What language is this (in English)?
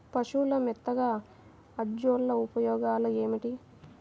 Telugu